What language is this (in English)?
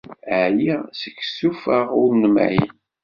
Kabyle